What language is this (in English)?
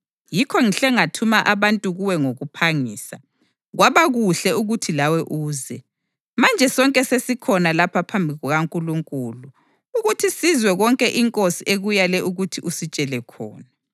North Ndebele